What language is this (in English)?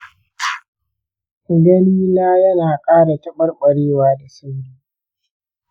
Hausa